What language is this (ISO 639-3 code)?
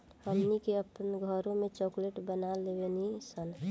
bho